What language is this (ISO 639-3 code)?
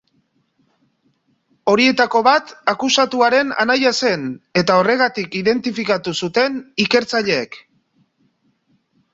eus